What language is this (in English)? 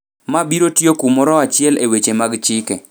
Luo (Kenya and Tanzania)